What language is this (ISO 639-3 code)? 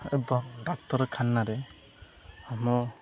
ori